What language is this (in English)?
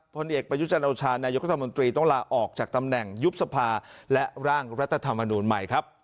Thai